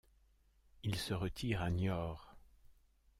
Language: French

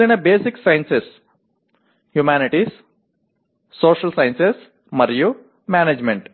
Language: Telugu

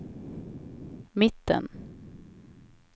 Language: Swedish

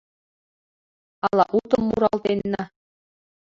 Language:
Mari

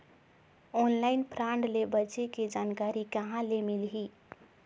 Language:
Chhattisgarhi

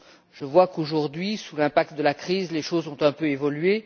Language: French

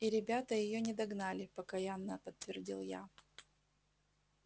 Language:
Russian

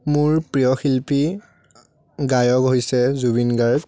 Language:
Assamese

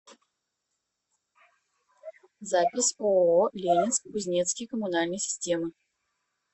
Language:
Russian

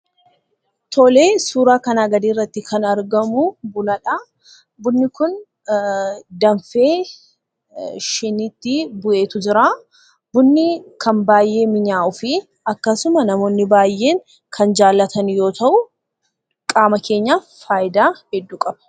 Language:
Oromo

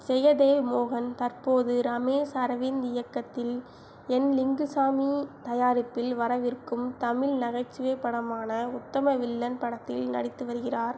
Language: Tamil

